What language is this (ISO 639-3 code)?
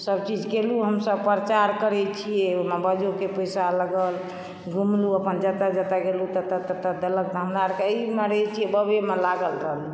mai